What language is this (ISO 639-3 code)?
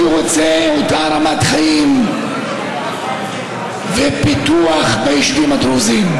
heb